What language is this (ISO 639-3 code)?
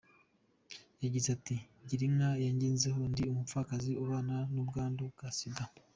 kin